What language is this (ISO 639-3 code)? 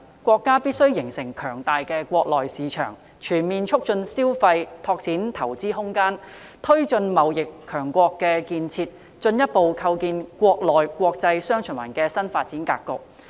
yue